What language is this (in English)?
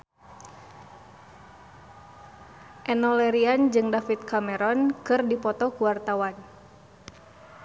Sundanese